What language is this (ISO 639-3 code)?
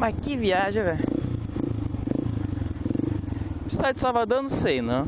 por